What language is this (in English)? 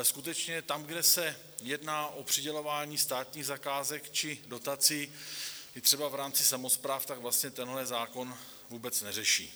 Czech